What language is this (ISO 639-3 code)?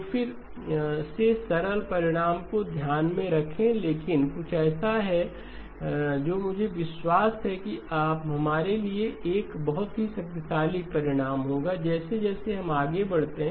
hin